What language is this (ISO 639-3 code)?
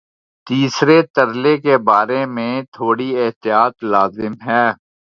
urd